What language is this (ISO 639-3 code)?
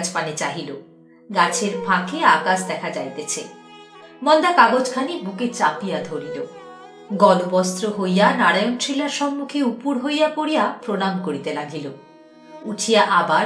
ben